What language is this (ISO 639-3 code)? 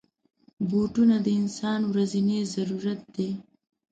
pus